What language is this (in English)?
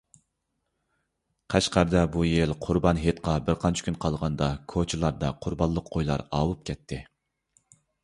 Uyghur